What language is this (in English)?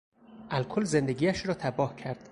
Persian